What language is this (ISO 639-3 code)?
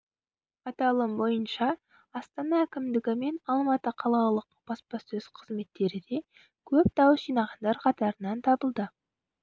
kaz